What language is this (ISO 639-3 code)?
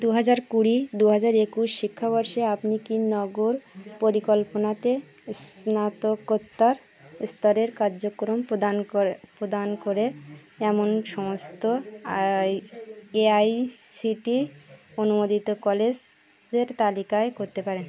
ben